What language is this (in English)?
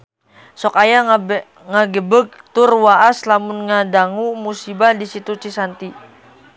Sundanese